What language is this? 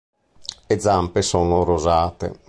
Italian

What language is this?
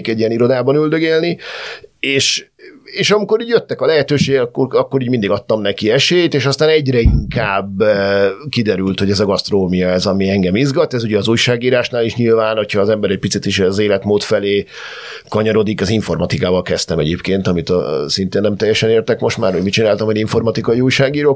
Hungarian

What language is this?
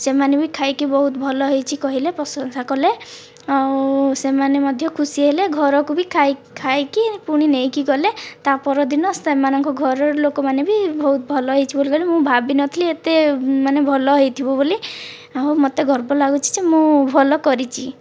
Odia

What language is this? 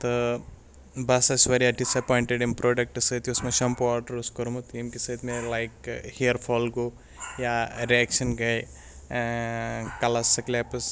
Kashmiri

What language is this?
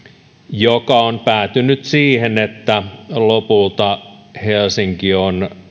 Finnish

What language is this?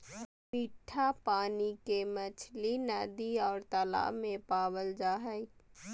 Magahi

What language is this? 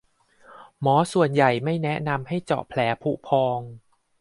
Thai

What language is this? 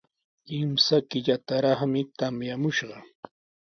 Sihuas Ancash Quechua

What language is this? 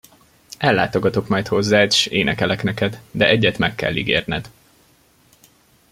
Hungarian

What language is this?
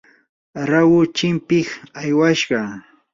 Yanahuanca Pasco Quechua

